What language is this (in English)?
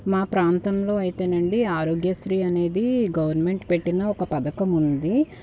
Telugu